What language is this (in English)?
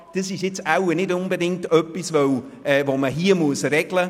Swiss German